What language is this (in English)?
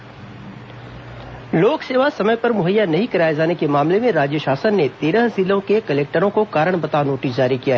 Hindi